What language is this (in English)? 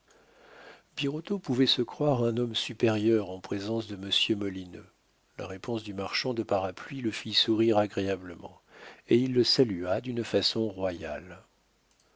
French